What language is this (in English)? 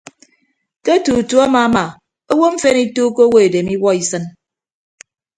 Ibibio